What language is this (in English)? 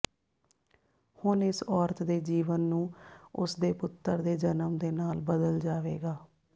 Punjabi